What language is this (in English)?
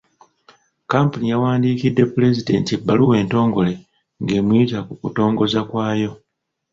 Ganda